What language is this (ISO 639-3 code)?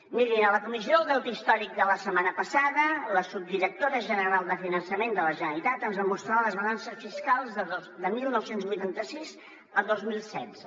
cat